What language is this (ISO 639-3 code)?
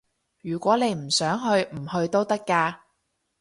yue